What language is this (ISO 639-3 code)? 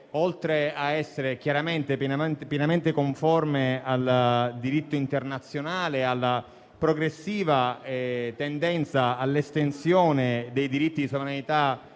ita